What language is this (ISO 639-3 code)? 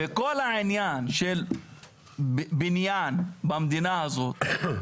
heb